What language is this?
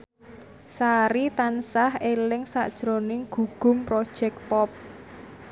Javanese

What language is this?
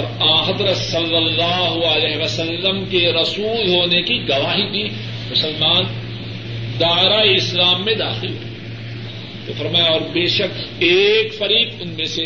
Urdu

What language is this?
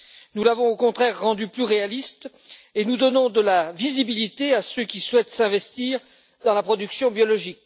French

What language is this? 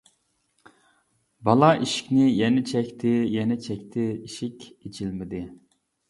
Uyghur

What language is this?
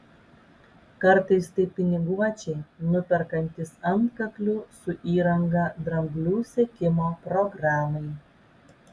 Lithuanian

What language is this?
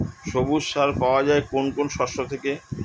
Bangla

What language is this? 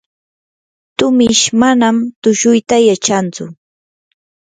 Yanahuanca Pasco Quechua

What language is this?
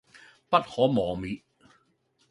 Cantonese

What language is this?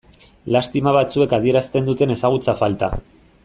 Basque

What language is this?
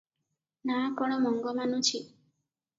Odia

